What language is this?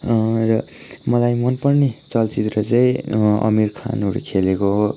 Nepali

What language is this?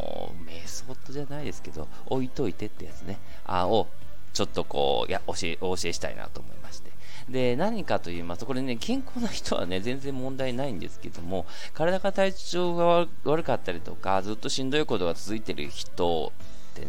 Japanese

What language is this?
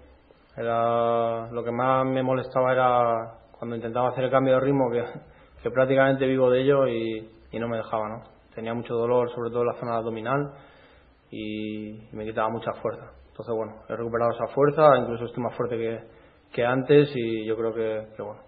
Spanish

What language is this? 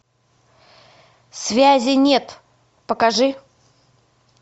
Russian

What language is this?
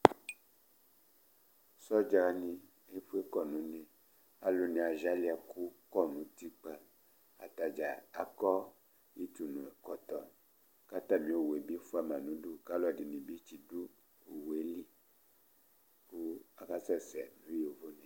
Ikposo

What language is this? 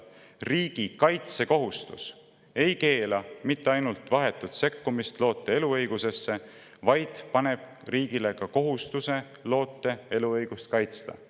Estonian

